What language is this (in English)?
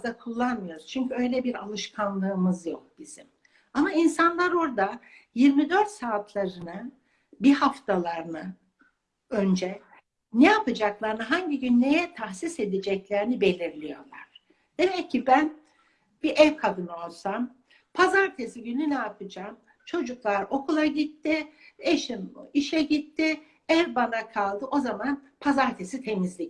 Turkish